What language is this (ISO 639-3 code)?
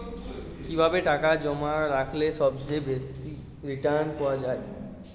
ben